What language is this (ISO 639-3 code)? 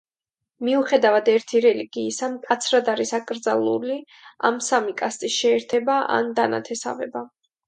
kat